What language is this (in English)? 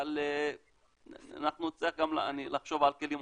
Hebrew